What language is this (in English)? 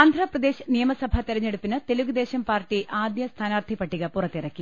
Malayalam